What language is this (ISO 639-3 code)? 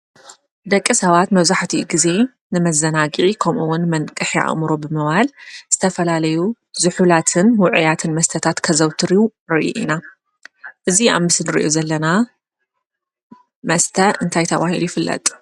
tir